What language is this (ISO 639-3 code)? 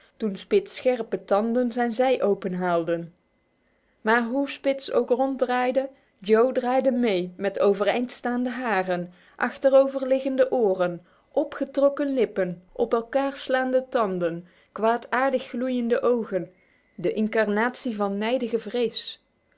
nld